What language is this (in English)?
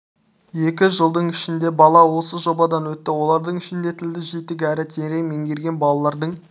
Kazakh